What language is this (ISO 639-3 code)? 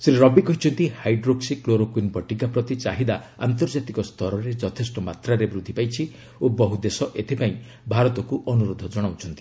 ori